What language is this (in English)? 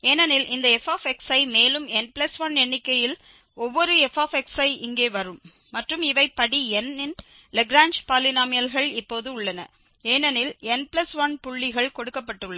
Tamil